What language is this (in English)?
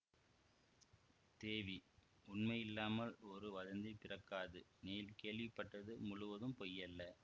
Tamil